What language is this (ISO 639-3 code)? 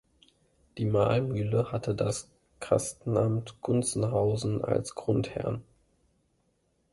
deu